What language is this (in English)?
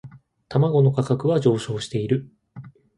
Japanese